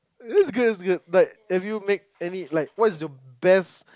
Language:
English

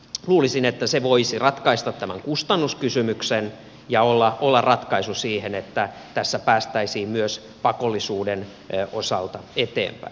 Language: Finnish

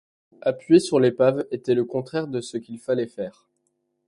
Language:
French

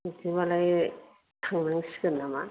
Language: Bodo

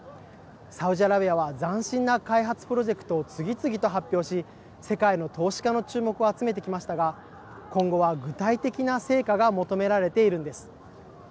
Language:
Japanese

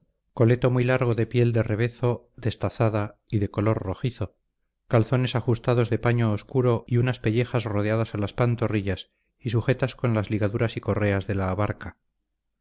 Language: Spanish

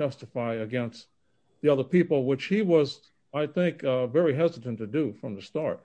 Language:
English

